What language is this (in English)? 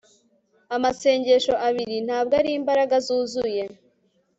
Kinyarwanda